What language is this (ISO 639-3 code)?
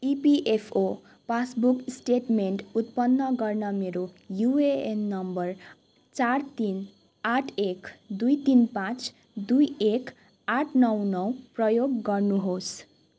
nep